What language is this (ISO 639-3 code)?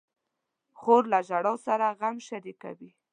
pus